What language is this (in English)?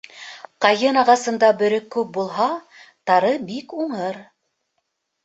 Bashkir